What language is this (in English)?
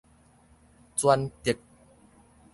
Min Nan Chinese